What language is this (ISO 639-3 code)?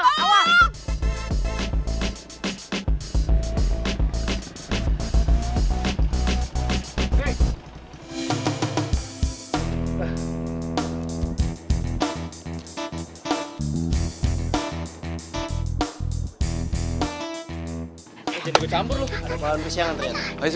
ind